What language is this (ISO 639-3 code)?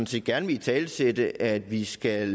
dan